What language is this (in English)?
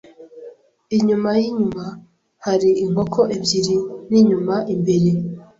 Kinyarwanda